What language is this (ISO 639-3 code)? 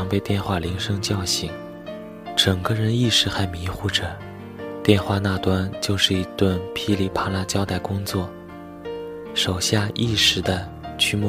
zho